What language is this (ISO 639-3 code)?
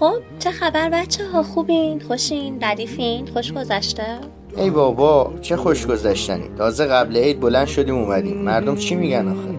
fas